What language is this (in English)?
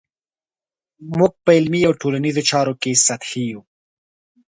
Pashto